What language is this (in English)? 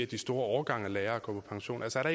Danish